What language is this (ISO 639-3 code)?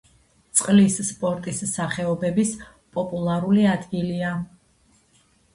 kat